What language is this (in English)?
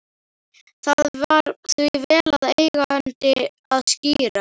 Icelandic